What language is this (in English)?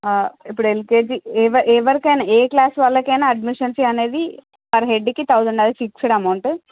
Telugu